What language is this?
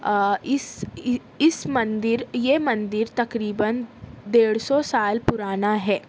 Urdu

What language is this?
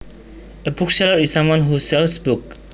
Javanese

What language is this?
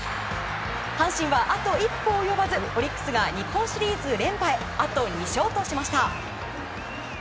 Japanese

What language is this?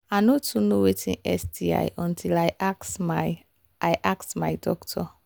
Nigerian Pidgin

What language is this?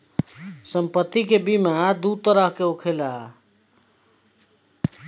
Bhojpuri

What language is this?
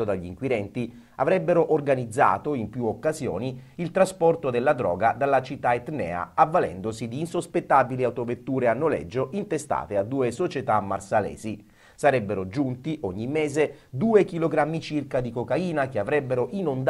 Italian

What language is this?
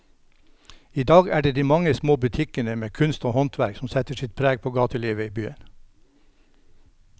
Norwegian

